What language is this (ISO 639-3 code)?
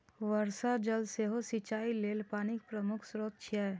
mai